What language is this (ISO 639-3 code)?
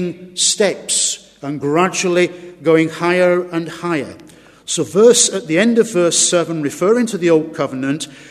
eng